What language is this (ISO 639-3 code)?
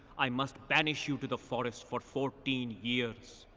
eng